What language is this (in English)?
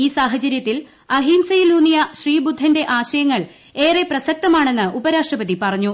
Malayalam